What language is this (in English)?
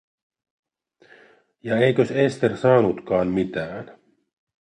Finnish